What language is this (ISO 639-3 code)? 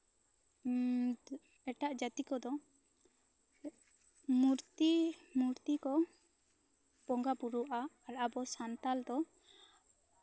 sat